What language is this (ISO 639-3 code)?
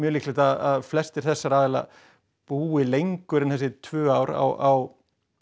isl